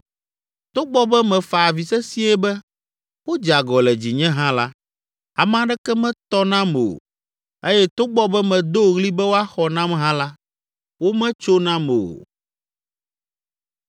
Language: Ewe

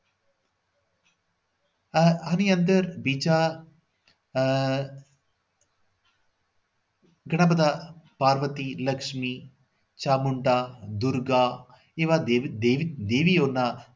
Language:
Gujarati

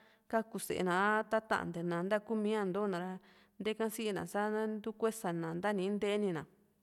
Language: Juxtlahuaca Mixtec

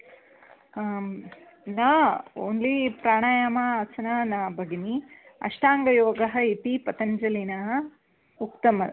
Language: Sanskrit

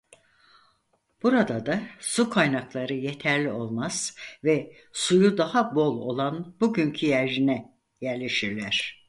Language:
Turkish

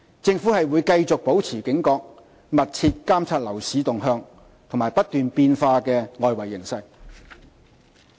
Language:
Cantonese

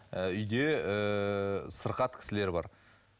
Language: Kazakh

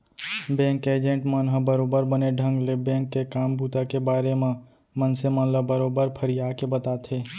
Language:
Chhattisgarhi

